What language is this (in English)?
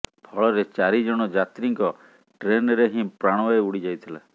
Odia